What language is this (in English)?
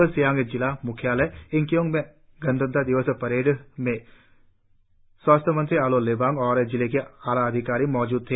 Hindi